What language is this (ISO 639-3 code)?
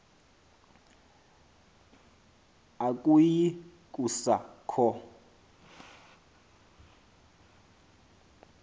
xho